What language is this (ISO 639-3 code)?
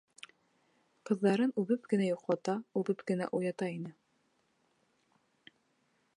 bak